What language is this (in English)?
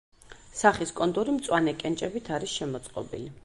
Georgian